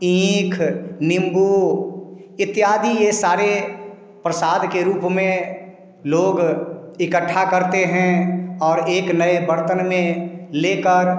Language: Hindi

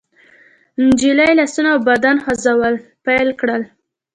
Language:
Pashto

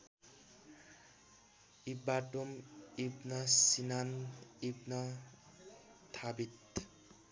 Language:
Nepali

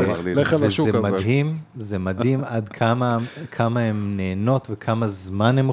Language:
Hebrew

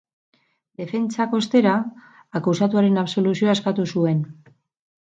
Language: Basque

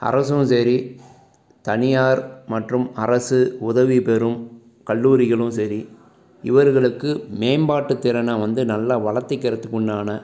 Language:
Tamil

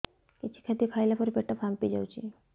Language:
Odia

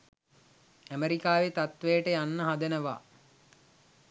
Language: Sinhala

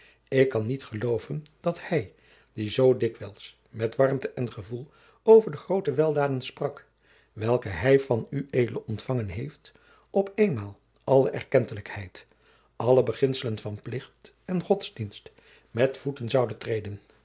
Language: Dutch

